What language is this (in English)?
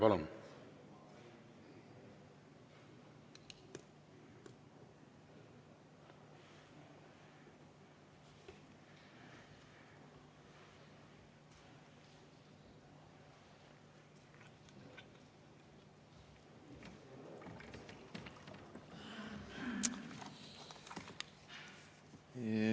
Estonian